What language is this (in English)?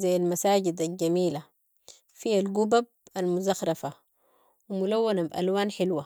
Sudanese Arabic